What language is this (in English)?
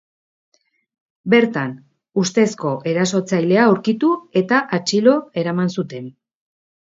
Basque